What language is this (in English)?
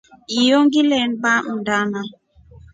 Rombo